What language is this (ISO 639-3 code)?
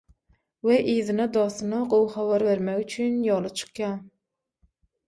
tuk